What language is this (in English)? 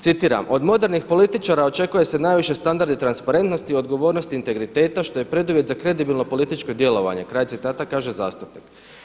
Croatian